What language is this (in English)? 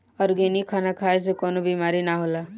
Bhojpuri